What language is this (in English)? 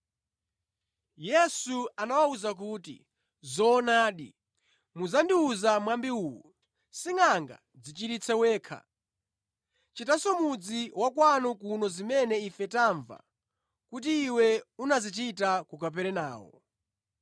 Nyanja